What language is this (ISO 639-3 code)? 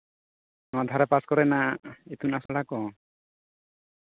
sat